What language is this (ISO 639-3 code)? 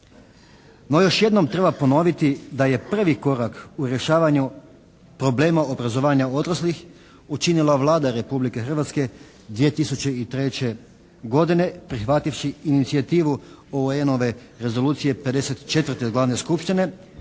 hrv